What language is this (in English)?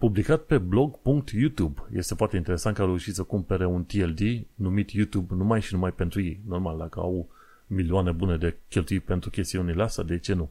Romanian